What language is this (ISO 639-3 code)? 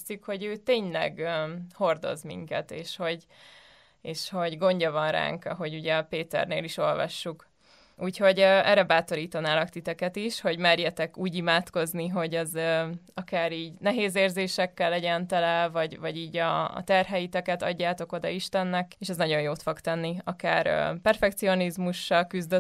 hun